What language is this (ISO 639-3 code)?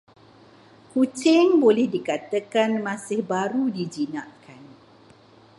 msa